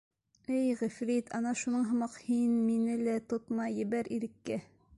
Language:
Bashkir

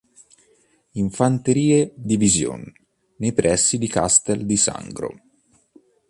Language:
Italian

